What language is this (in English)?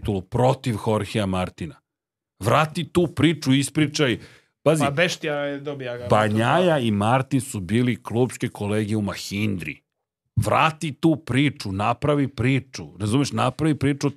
Croatian